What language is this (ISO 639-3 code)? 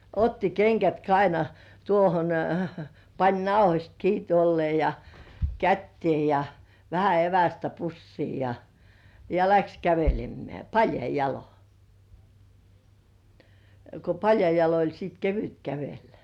fin